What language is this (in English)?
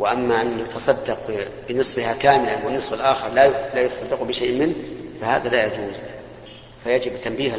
Arabic